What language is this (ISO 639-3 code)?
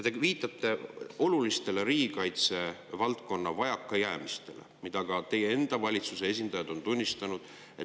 est